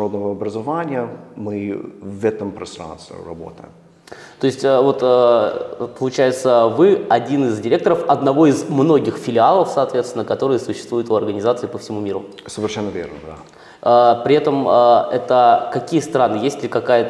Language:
Russian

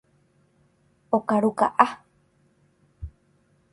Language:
Guarani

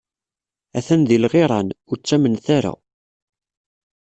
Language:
Kabyle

